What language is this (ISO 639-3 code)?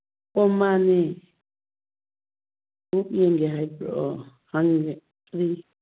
mni